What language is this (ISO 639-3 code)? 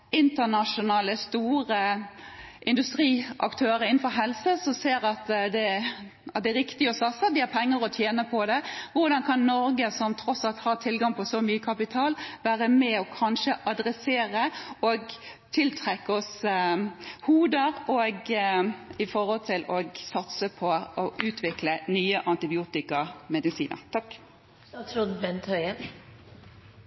nob